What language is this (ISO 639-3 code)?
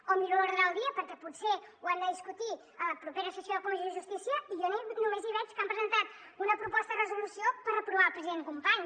cat